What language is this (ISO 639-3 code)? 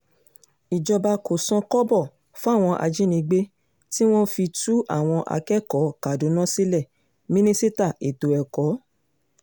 yor